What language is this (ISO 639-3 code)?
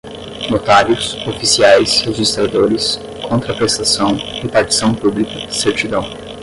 por